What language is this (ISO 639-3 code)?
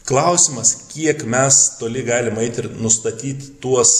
lit